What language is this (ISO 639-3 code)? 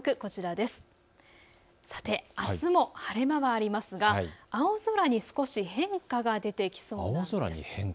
jpn